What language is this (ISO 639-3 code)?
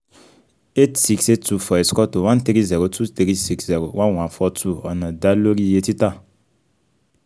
yor